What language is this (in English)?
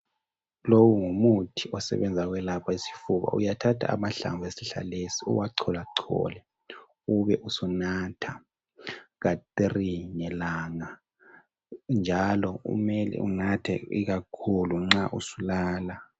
North Ndebele